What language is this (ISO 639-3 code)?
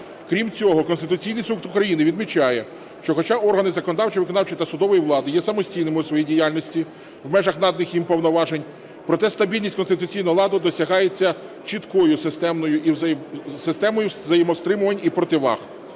ukr